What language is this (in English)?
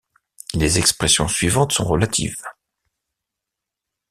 French